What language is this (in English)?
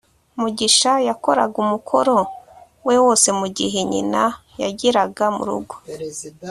Kinyarwanda